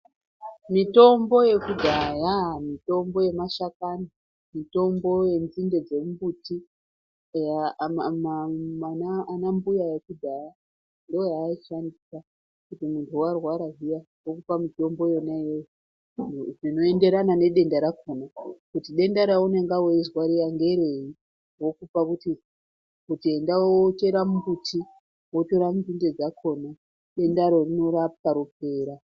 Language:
Ndau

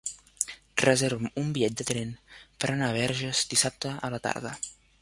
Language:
Catalan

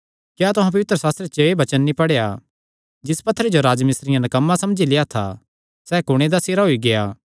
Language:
Kangri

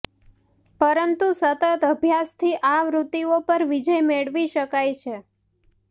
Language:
Gujarati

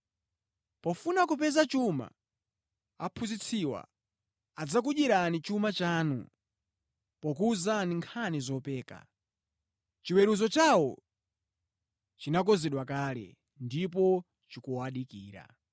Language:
Nyanja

